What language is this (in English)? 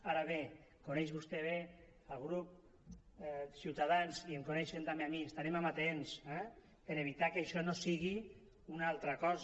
Catalan